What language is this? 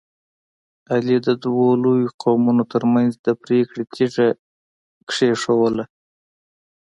Pashto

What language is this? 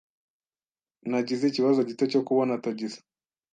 Kinyarwanda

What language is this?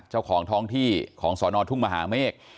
Thai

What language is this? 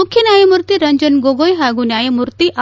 Kannada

